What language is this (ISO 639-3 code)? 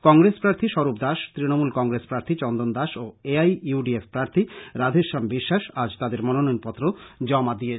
ben